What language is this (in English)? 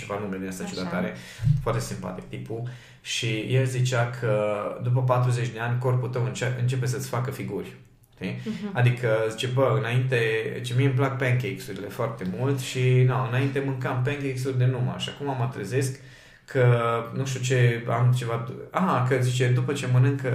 Romanian